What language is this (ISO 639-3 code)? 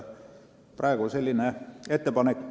est